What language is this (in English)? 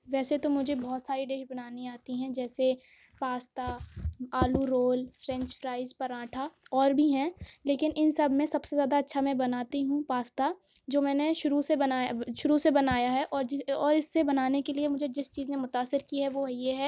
Urdu